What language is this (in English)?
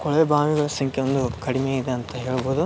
Kannada